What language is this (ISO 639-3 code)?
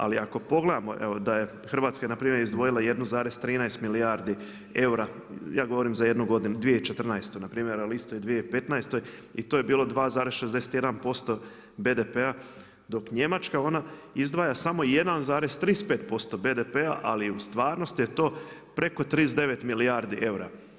hrv